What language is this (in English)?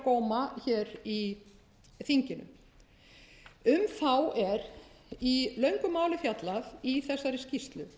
Icelandic